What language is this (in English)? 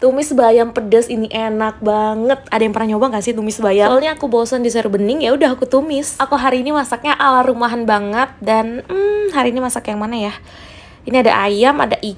Indonesian